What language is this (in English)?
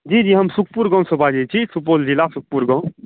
Maithili